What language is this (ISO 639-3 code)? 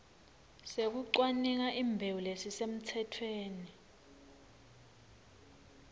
ssw